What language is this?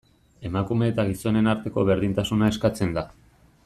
Basque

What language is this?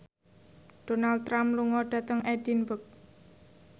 Javanese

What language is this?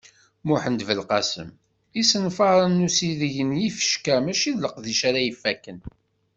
Kabyle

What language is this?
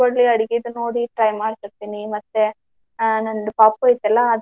Kannada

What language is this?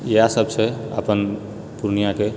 Maithili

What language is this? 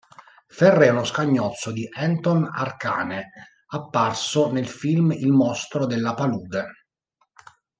Italian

